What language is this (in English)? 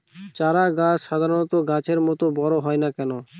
Bangla